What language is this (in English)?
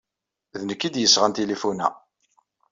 Kabyle